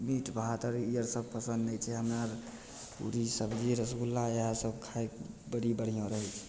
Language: Maithili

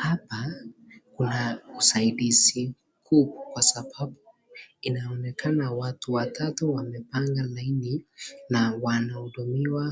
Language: Swahili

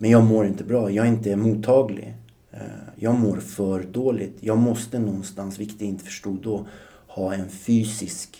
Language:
Swedish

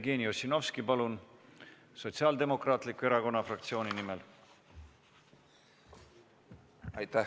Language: Estonian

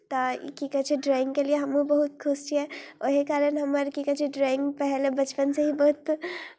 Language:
Maithili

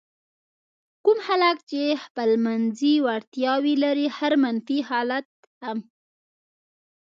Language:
Pashto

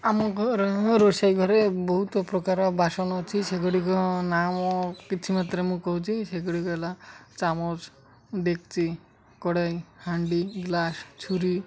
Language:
Odia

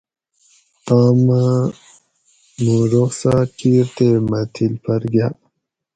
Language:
Gawri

